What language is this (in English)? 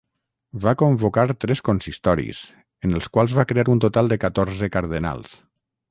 Catalan